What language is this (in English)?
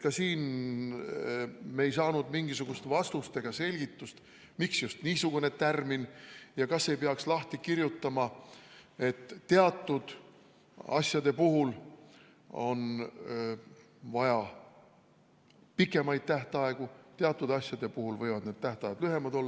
Estonian